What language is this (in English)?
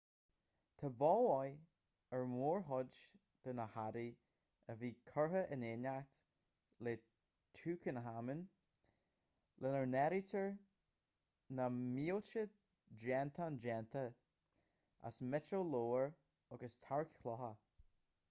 Irish